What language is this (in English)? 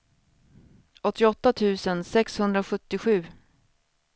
Swedish